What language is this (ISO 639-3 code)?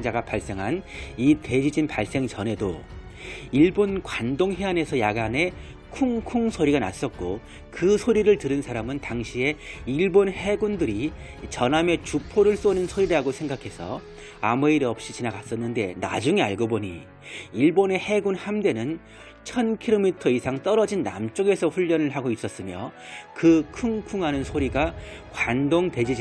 kor